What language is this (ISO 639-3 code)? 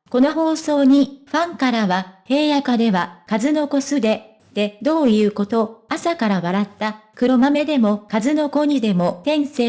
jpn